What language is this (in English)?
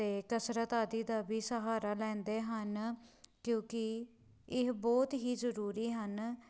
Punjabi